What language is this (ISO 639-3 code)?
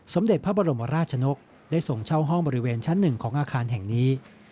tha